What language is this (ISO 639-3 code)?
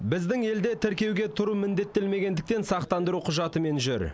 kaz